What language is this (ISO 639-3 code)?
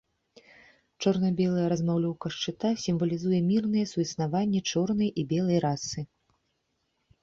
bel